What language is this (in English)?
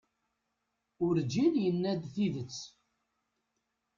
Kabyle